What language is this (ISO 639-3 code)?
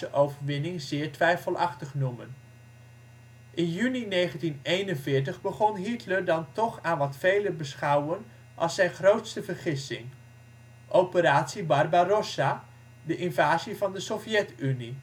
nld